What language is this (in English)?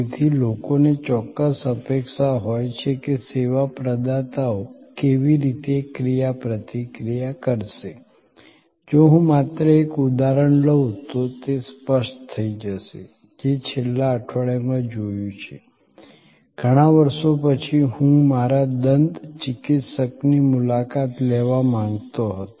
Gujarati